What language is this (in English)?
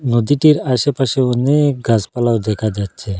Bangla